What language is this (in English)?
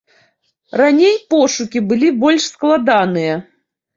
Belarusian